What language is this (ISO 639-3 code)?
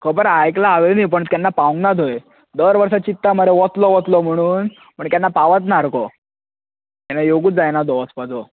kok